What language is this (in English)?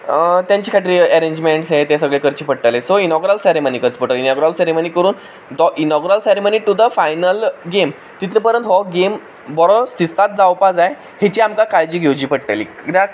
Konkani